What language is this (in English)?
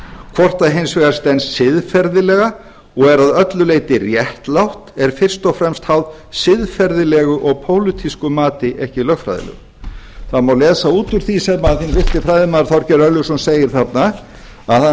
Icelandic